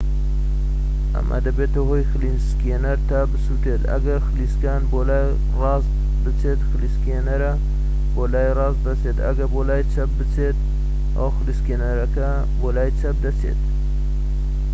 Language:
Central Kurdish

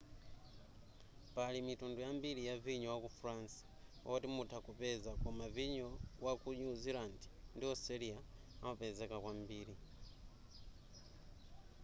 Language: Nyanja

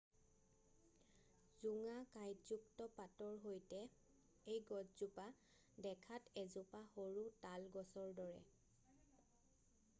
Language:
Assamese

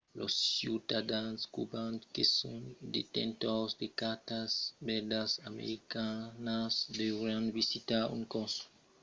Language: Occitan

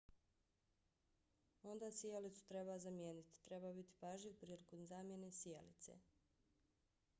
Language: Bosnian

